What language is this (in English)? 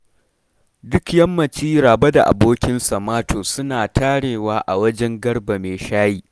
Hausa